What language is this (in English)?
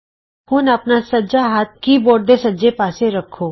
Punjabi